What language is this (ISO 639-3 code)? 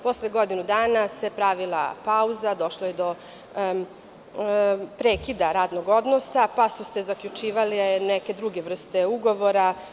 srp